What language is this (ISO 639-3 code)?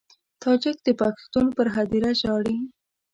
pus